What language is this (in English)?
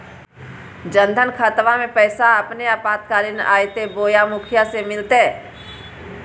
Magahi